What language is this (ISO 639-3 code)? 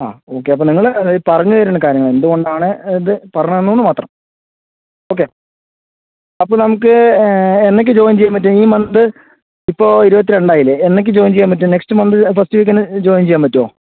mal